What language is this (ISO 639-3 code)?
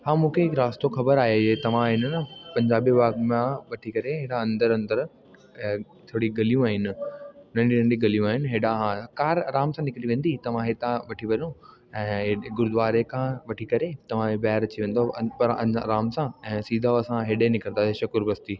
snd